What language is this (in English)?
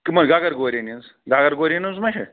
Kashmiri